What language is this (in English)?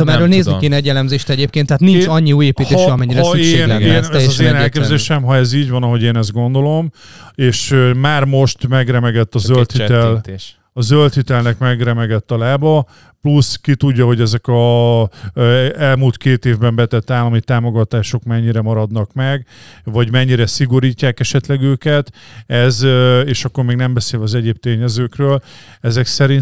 Hungarian